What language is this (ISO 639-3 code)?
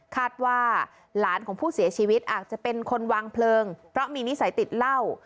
tha